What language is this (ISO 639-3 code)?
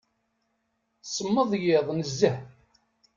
kab